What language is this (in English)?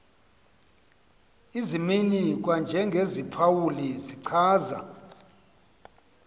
Xhosa